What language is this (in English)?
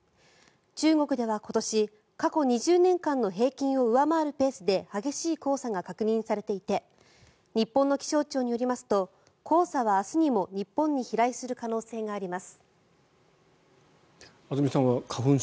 Japanese